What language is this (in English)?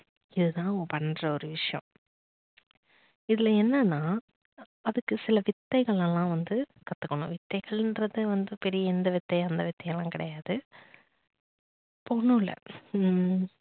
Tamil